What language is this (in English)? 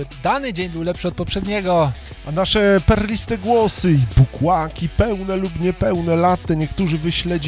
Polish